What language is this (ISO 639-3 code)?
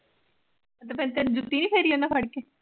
pan